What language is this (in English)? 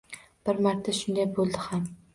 Uzbek